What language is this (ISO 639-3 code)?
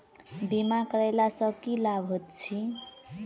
mai